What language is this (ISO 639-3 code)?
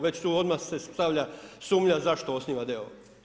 hrv